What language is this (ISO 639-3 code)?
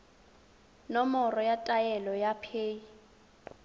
tsn